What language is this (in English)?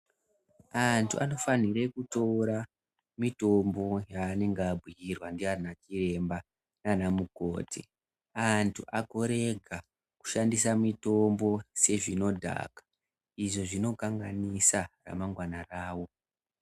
Ndau